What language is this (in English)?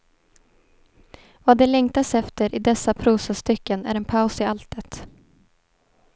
Swedish